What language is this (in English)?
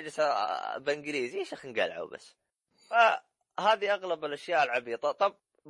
Arabic